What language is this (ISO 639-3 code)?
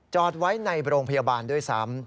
tha